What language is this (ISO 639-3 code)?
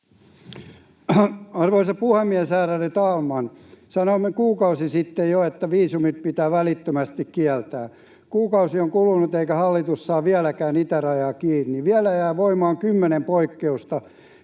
fin